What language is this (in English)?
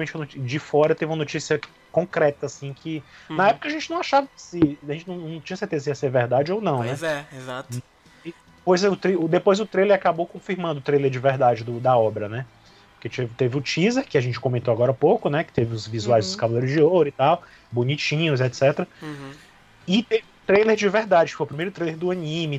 Portuguese